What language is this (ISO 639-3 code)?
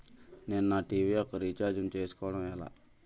tel